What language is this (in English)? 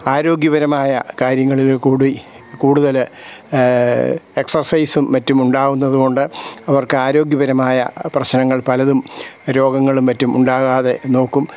Malayalam